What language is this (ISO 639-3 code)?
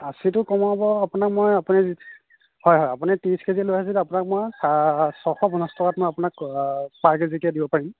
asm